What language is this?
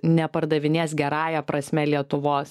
Lithuanian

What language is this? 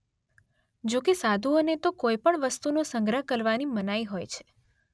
Gujarati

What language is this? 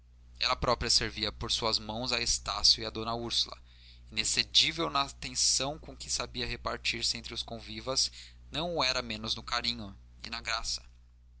Portuguese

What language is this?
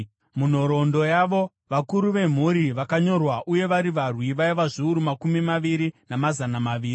Shona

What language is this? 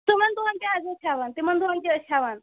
Kashmiri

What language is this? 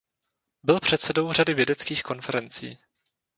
Czech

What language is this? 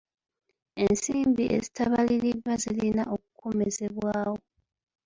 Ganda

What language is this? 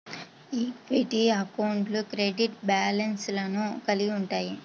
Telugu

